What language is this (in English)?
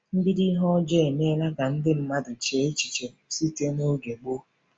Igbo